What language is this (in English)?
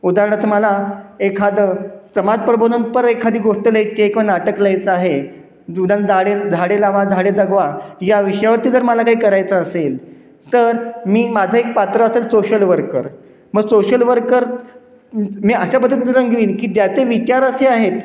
Marathi